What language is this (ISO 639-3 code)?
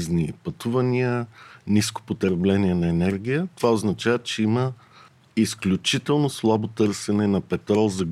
bul